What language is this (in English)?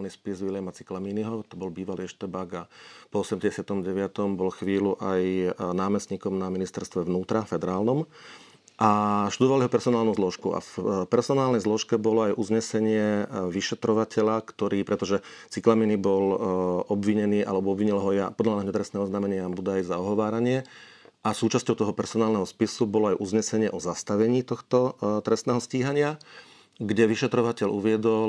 Slovak